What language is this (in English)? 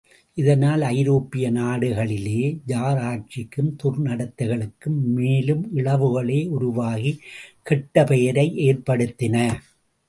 Tamil